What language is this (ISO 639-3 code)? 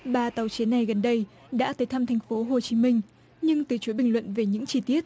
vie